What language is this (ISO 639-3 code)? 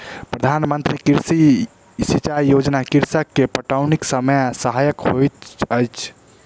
mai